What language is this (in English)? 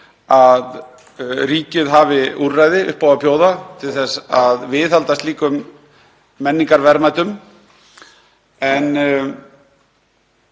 Icelandic